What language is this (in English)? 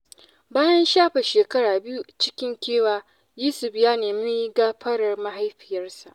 Hausa